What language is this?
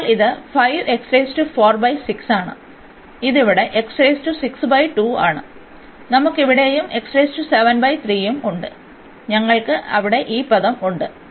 Malayalam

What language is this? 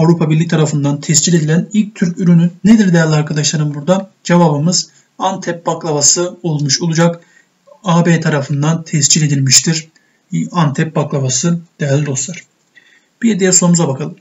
Turkish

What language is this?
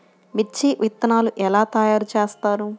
Telugu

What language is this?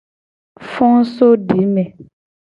Gen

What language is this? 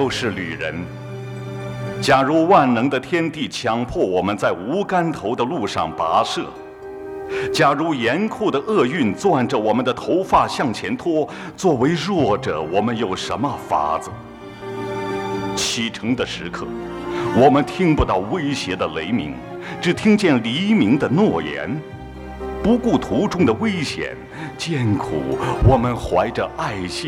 Chinese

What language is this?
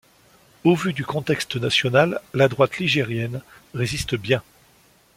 French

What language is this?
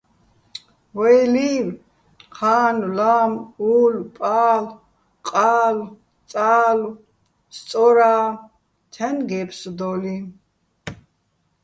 Bats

